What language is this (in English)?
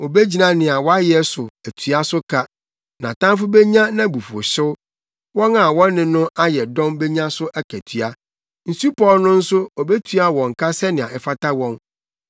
Akan